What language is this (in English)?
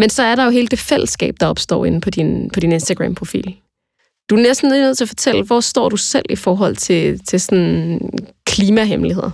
Danish